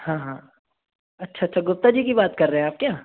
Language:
Hindi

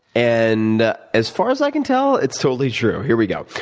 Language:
English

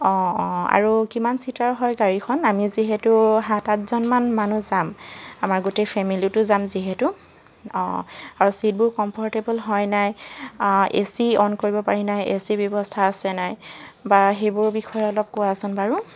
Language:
Assamese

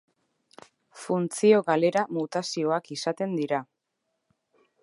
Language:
Basque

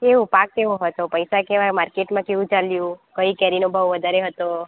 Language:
Gujarati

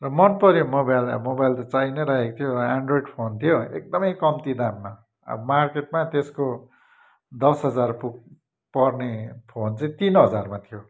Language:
Nepali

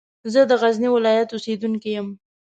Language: Pashto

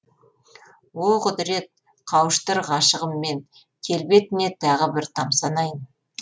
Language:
Kazakh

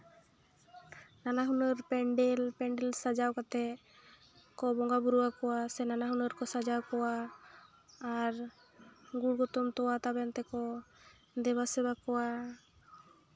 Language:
Santali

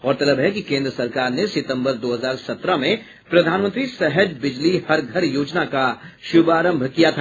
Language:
Hindi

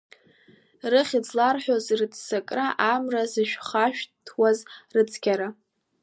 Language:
Abkhazian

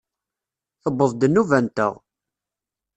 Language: Kabyle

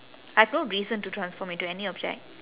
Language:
English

